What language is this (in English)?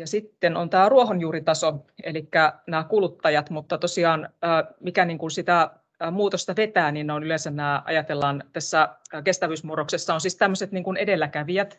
Finnish